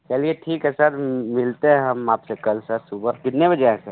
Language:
Hindi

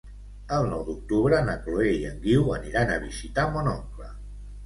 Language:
Catalan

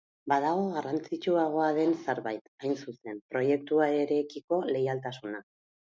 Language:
Basque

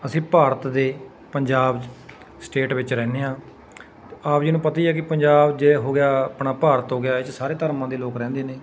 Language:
Punjabi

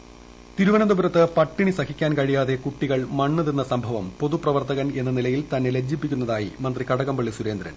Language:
Malayalam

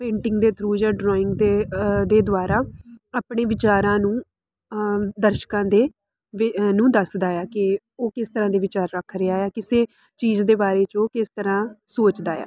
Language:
Punjabi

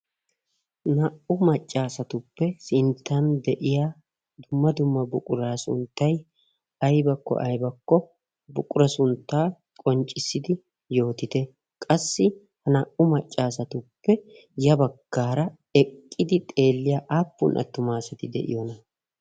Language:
Wolaytta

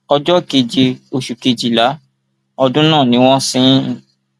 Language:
Yoruba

